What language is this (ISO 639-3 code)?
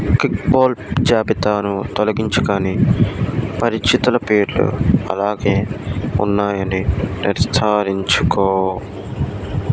tel